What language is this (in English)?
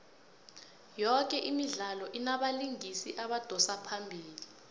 South Ndebele